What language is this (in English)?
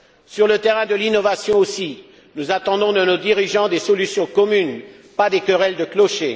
French